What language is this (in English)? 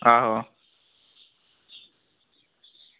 Dogri